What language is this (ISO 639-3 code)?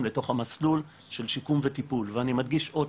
heb